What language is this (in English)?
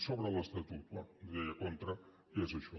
Catalan